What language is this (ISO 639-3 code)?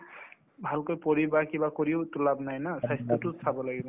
asm